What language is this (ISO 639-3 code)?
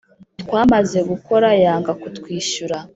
kin